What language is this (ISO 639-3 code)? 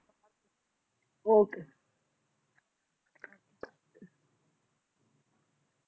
pan